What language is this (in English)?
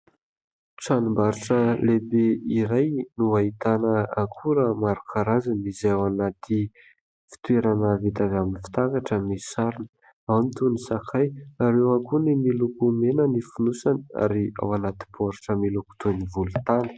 Malagasy